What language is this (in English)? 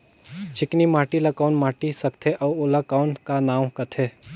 Chhattisgarhi